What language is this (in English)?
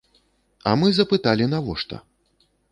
Belarusian